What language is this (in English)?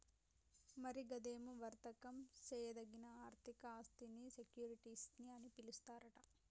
Telugu